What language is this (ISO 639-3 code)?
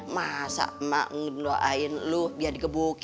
ind